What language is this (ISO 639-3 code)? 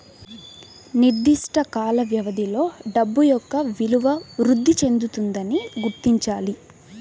tel